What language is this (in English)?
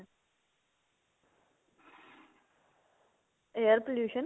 Punjabi